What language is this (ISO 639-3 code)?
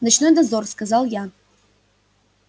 rus